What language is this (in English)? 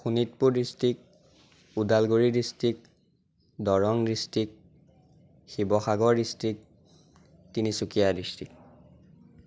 Assamese